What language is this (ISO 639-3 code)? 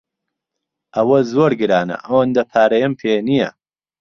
ckb